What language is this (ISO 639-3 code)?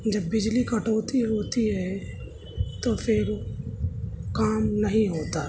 urd